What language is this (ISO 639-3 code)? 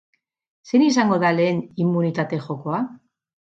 eus